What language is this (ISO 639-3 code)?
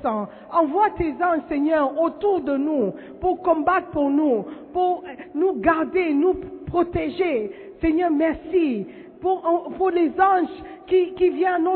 fra